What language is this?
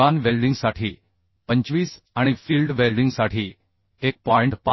Marathi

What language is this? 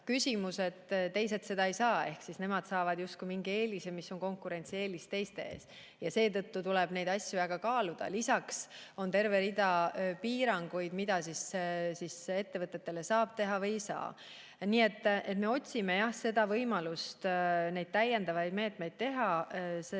Estonian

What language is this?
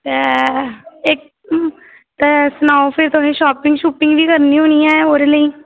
Dogri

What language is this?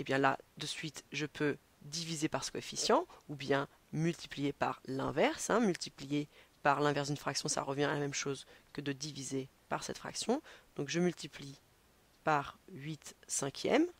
French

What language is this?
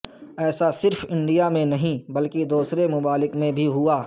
Urdu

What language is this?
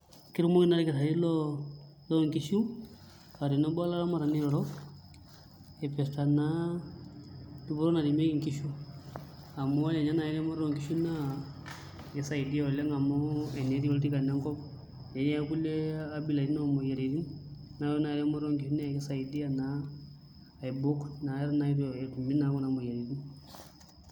Masai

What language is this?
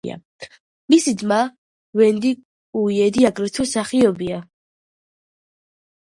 Georgian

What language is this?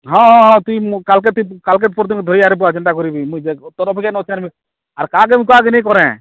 Odia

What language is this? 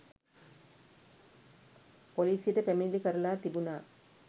Sinhala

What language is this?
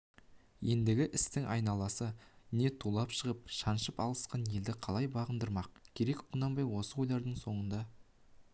Kazakh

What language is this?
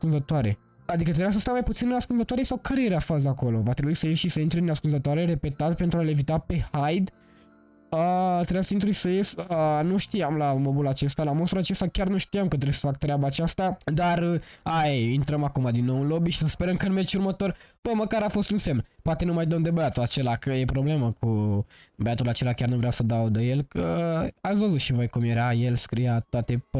Romanian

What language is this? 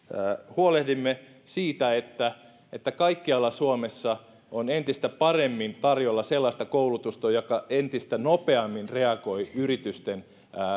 Finnish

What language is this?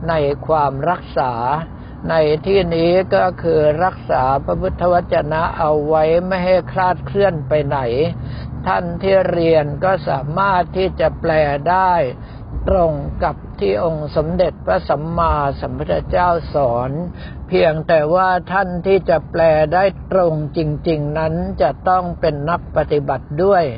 Thai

